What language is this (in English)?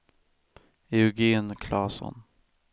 Swedish